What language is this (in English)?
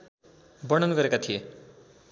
Nepali